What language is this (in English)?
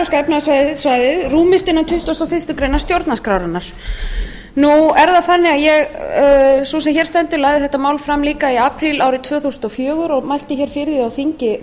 Icelandic